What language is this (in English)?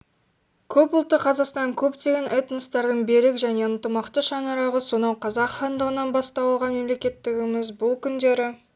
Kazakh